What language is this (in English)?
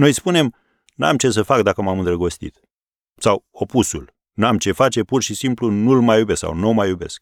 Romanian